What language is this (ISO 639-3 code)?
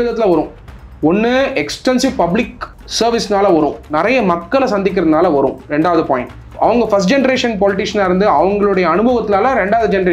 tam